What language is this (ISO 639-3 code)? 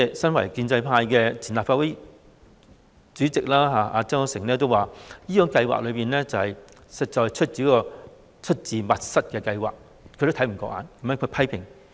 yue